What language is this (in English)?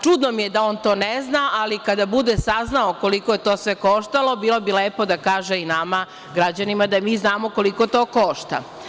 Serbian